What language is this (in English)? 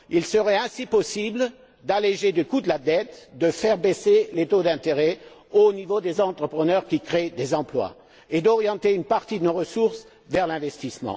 French